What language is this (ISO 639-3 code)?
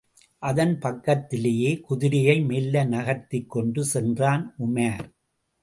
tam